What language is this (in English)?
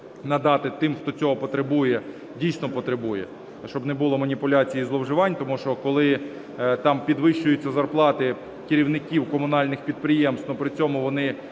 Ukrainian